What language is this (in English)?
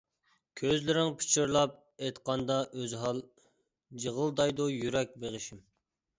Uyghur